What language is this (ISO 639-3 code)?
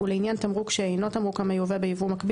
heb